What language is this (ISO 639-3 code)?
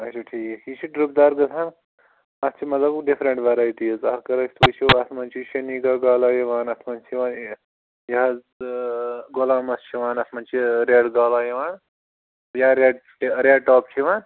kas